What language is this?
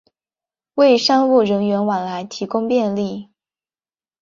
Chinese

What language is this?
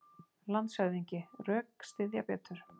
Icelandic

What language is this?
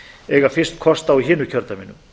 Icelandic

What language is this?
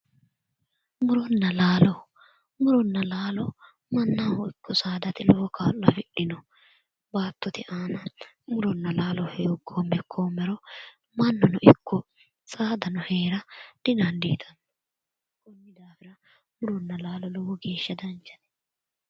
Sidamo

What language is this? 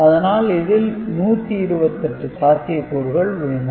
Tamil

